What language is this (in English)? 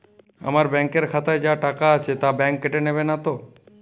Bangla